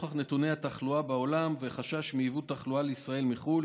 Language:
Hebrew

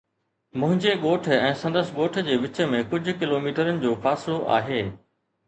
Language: Sindhi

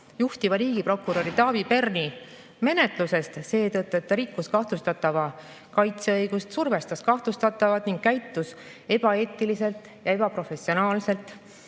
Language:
Estonian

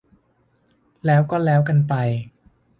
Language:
Thai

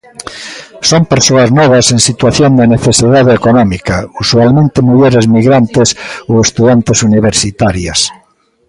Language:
Galician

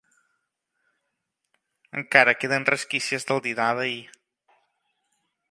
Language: Catalan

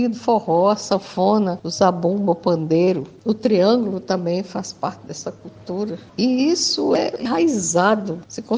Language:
Portuguese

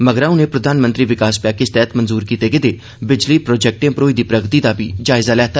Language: Dogri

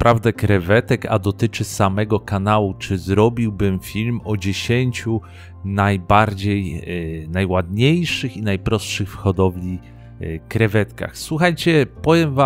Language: Polish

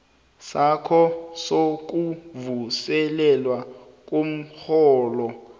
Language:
South Ndebele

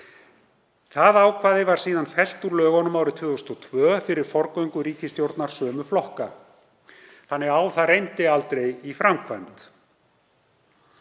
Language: Icelandic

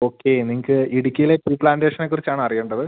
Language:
Malayalam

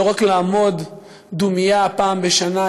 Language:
Hebrew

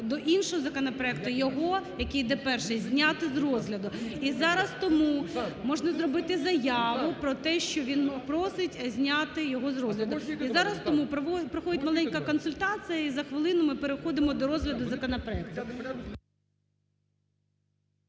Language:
Ukrainian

